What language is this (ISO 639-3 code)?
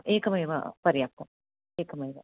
san